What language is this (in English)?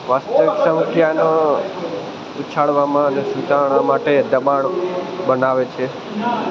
Gujarati